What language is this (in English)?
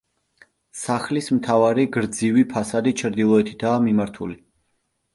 Georgian